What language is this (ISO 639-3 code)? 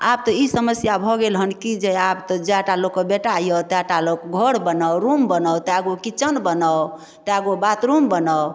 mai